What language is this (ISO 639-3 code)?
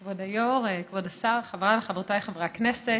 heb